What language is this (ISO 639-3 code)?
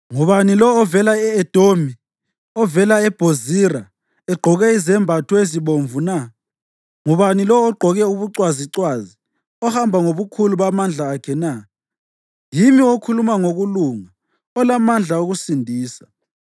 nde